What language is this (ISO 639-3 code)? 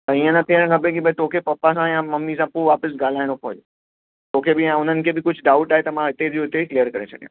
snd